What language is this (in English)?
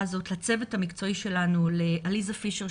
Hebrew